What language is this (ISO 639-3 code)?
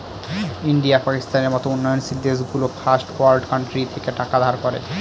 ben